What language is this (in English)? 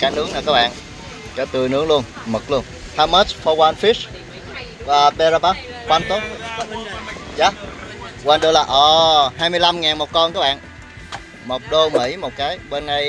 Vietnamese